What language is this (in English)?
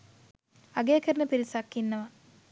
Sinhala